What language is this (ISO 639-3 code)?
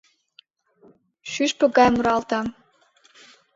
chm